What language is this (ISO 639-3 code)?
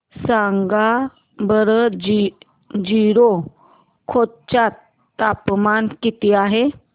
mar